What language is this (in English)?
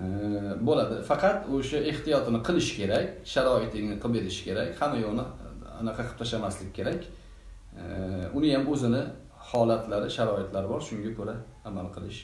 Turkish